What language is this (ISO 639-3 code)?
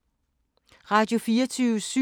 dan